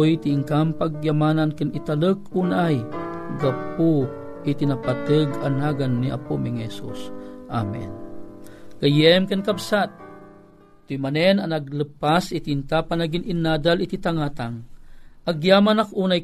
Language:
Filipino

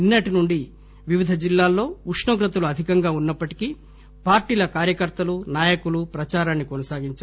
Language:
Telugu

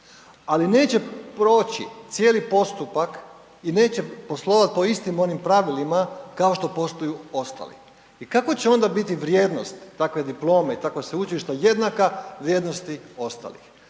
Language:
Croatian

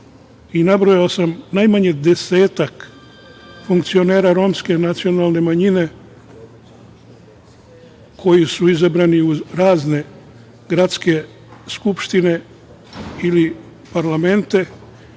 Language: Serbian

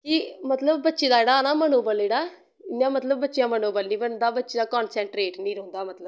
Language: Dogri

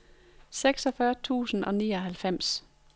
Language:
Danish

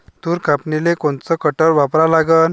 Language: Marathi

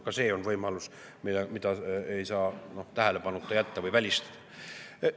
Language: Estonian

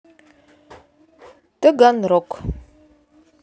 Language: Russian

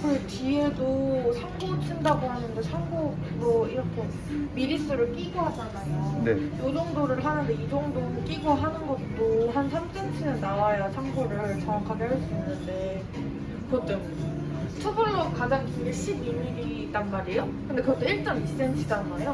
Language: Korean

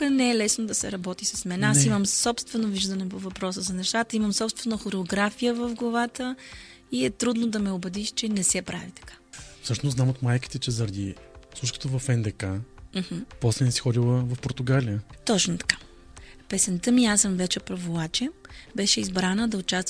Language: Bulgarian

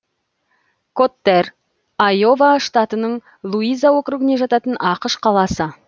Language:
Kazakh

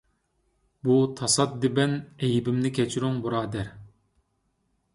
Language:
Uyghur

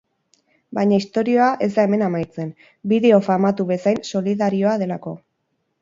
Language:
Basque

